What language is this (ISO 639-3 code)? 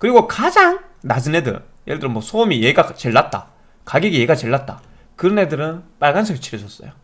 kor